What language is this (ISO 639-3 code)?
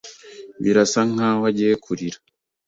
kin